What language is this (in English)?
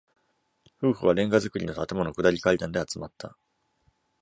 Japanese